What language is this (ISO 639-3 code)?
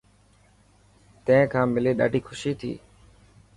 mki